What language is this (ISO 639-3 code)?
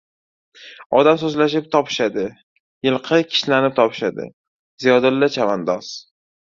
uzb